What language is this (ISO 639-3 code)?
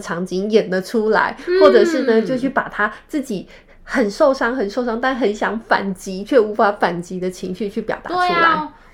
zho